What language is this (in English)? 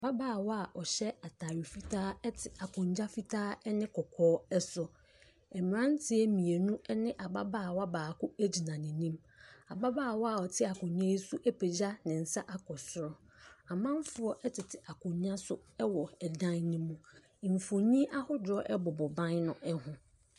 Akan